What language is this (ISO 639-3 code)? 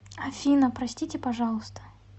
rus